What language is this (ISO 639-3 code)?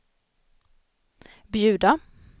swe